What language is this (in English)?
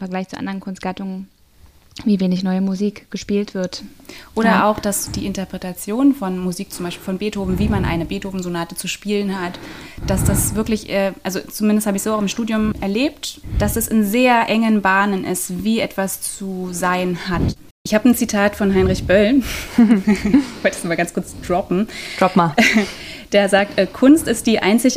German